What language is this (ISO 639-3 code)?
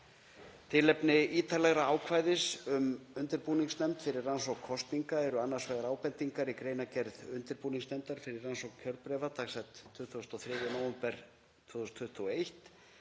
isl